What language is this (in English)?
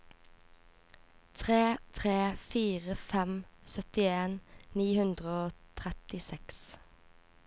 Norwegian